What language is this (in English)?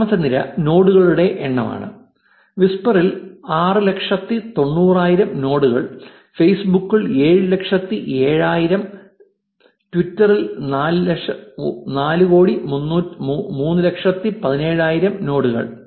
Malayalam